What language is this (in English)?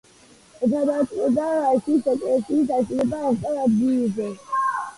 Georgian